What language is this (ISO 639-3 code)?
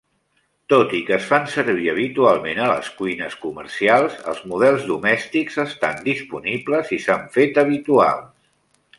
cat